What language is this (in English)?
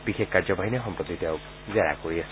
Assamese